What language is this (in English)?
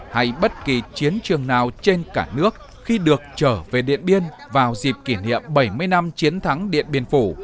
Vietnamese